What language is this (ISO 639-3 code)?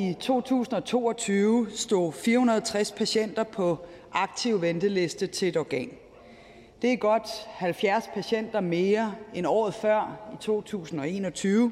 dan